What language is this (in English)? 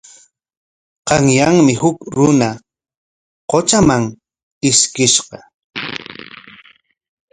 Corongo Ancash Quechua